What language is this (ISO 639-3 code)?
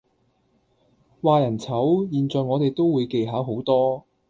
yue